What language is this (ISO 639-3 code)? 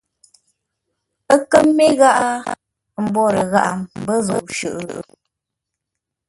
nla